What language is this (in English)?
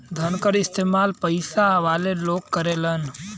Bhojpuri